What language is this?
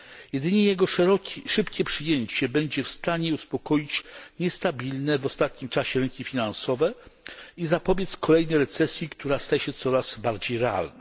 Polish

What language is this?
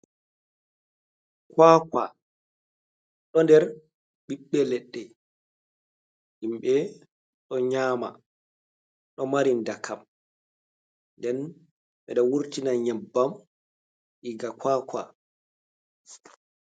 Fula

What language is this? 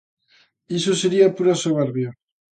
Galician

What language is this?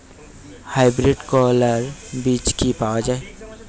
Bangla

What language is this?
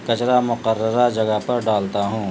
Urdu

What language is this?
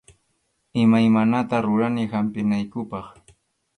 Arequipa-La Unión Quechua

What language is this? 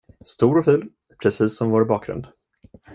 Swedish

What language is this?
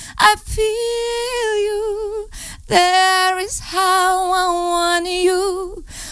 Ukrainian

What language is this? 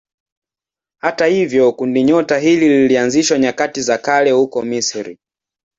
Swahili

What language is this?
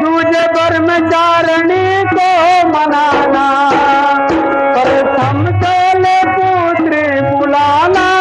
Hindi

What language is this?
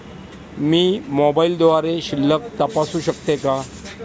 Marathi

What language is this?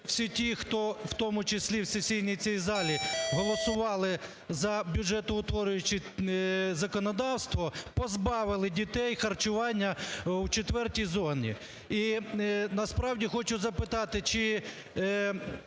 Ukrainian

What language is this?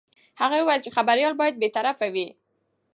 Pashto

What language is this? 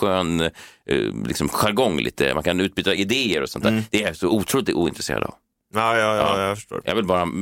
Swedish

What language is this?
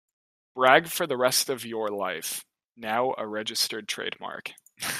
English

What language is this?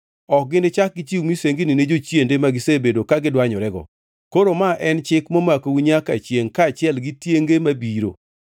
Luo (Kenya and Tanzania)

